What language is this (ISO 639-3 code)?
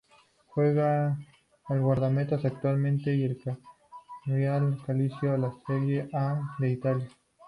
spa